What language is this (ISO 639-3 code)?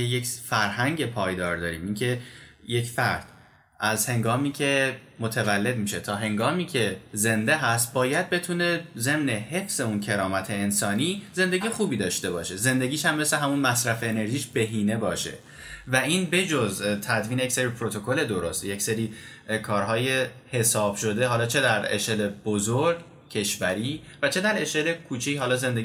fas